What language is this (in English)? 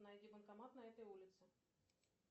Russian